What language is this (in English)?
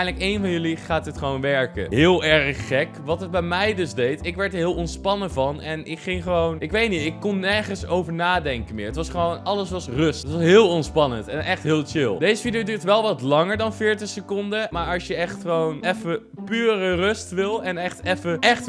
Dutch